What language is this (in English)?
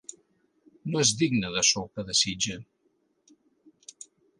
Catalan